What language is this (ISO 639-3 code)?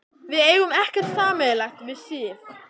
isl